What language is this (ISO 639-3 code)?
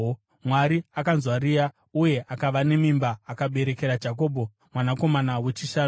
sna